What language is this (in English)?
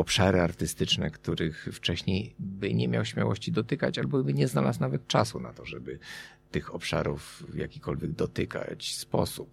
Polish